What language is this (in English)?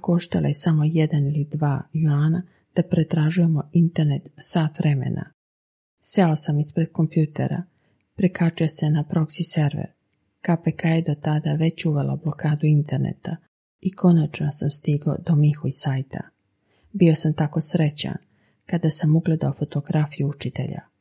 Croatian